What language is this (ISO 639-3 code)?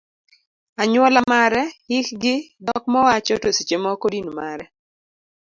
luo